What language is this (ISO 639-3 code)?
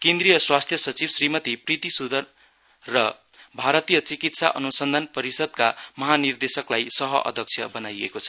nep